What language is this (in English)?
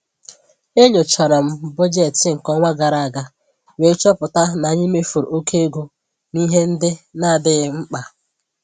Igbo